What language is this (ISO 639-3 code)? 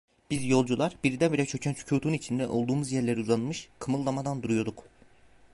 tur